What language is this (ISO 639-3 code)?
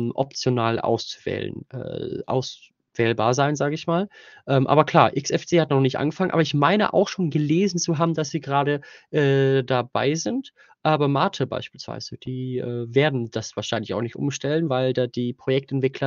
deu